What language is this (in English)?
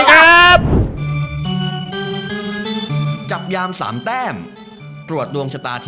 Thai